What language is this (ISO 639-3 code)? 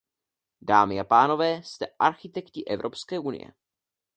ces